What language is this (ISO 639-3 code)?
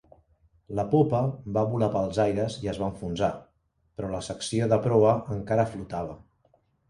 cat